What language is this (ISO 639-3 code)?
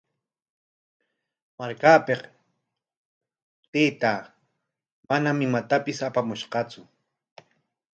qwa